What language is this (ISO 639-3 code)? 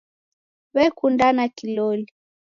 dav